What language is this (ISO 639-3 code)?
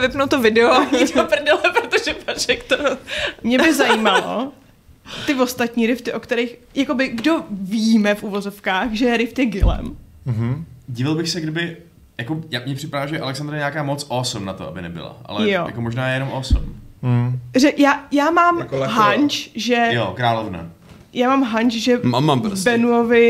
ces